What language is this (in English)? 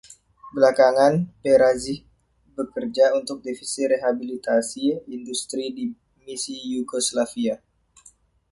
Indonesian